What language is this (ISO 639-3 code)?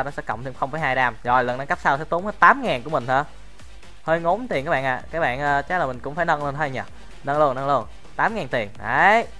vie